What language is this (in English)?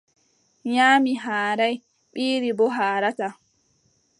Adamawa Fulfulde